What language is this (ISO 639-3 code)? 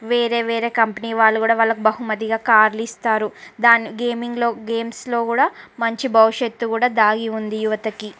tel